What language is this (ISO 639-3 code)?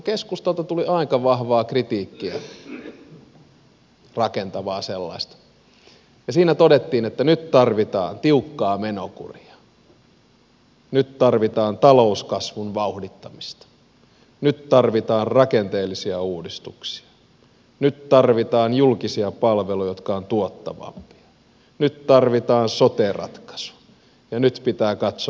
fin